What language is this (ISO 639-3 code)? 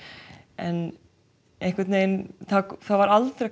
isl